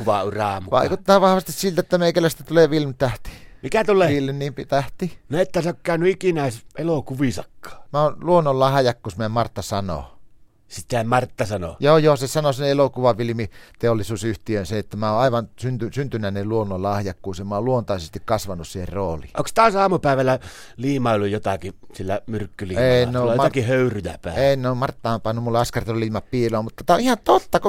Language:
Finnish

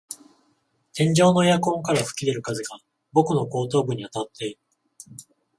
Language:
Japanese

